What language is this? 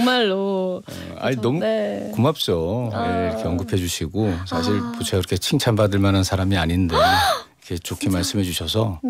Korean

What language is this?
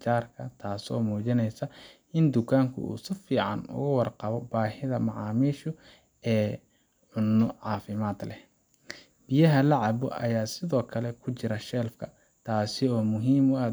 Somali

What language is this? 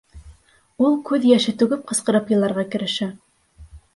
Bashkir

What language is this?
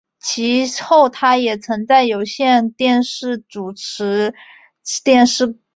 Chinese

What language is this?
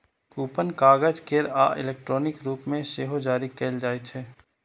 Maithili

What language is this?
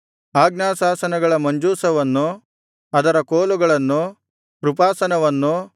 Kannada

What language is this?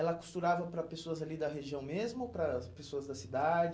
Portuguese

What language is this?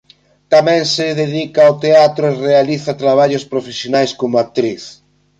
Galician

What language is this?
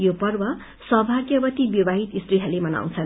Nepali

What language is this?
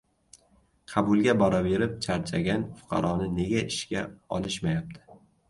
Uzbek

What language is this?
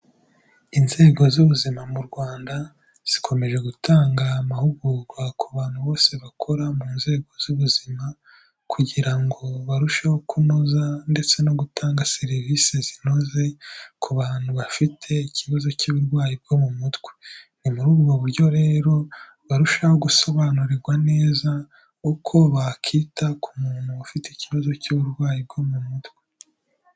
Kinyarwanda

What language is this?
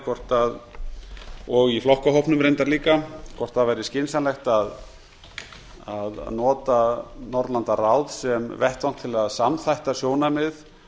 Icelandic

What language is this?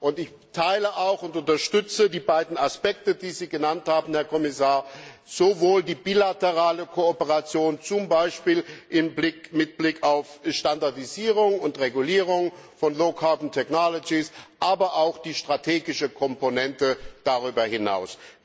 German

